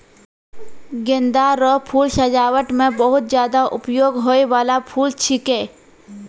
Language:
Maithili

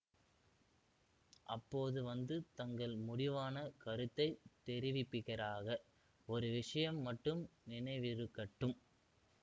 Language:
Tamil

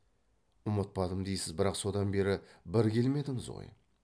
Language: Kazakh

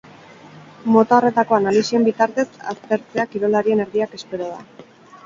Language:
Basque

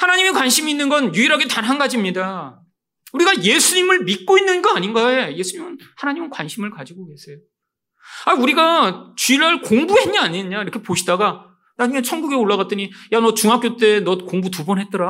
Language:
Korean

